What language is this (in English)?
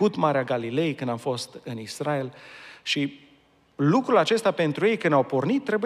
Romanian